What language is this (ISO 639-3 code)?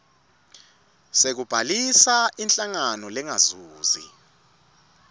ssw